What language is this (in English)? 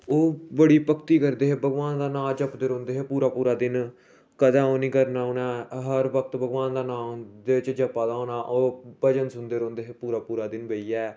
Dogri